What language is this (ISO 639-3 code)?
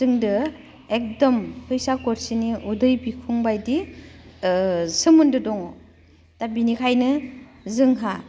brx